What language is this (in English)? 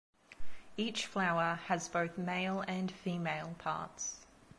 English